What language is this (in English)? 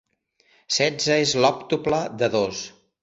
Catalan